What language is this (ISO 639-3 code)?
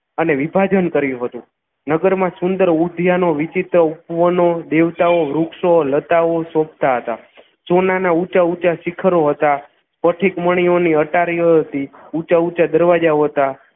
guj